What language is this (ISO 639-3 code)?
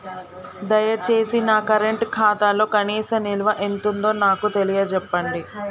tel